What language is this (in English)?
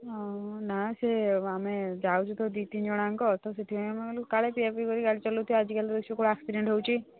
Odia